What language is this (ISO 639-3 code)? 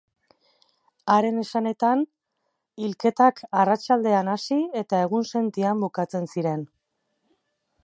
eus